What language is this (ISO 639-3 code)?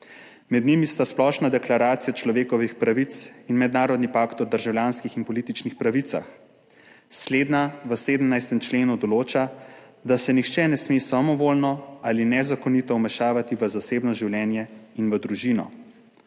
slv